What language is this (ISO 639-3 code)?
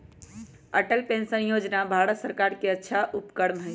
mag